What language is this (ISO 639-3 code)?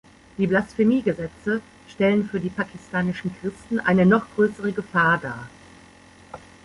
deu